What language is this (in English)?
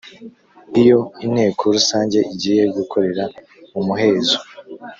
Kinyarwanda